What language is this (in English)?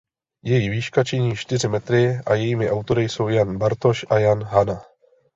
Czech